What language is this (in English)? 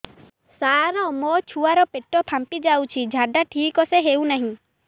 Odia